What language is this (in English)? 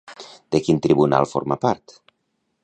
Catalan